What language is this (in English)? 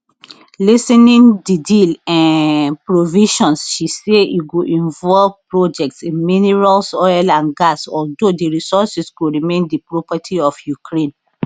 Nigerian Pidgin